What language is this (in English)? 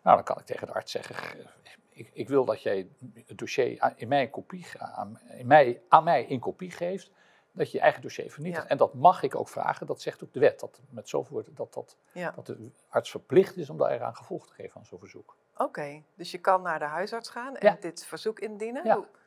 Dutch